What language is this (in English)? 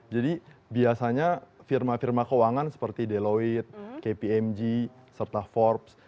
Indonesian